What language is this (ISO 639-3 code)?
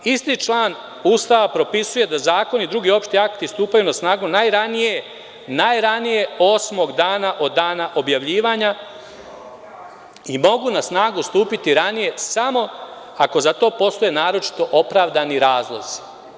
srp